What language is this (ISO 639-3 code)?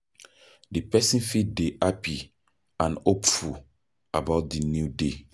pcm